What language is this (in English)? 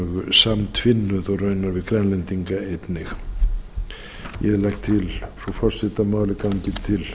Icelandic